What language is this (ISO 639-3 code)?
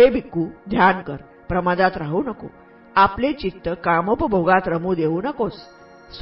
mar